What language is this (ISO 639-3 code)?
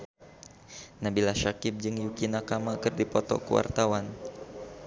sun